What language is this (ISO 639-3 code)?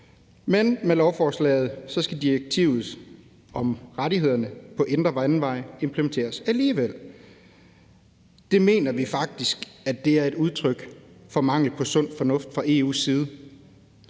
dan